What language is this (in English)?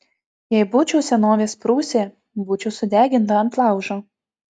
Lithuanian